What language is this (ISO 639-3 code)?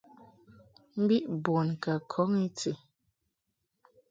mhk